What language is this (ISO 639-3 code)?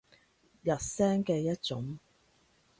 yue